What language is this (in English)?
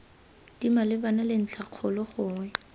Tswana